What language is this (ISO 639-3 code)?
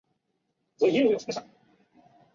zho